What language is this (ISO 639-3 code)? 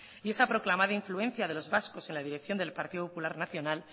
spa